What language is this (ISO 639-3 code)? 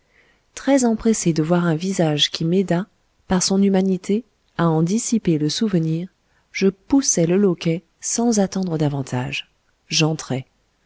fra